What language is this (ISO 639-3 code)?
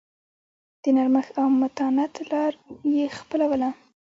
pus